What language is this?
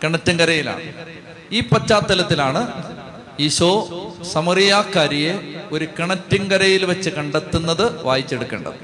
Malayalam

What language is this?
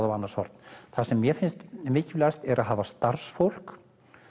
Icelandic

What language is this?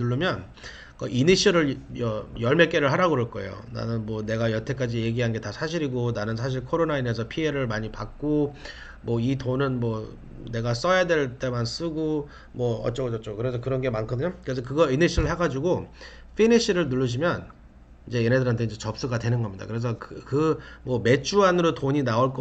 Korean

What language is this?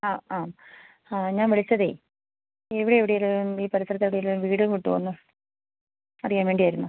Malayalam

